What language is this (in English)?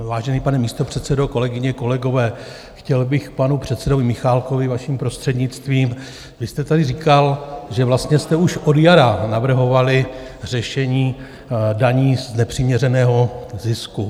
Czech